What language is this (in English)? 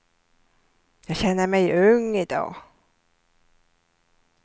Swedish